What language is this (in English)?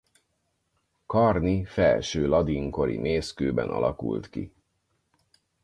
Hungarian